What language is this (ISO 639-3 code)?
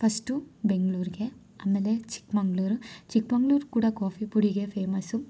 kan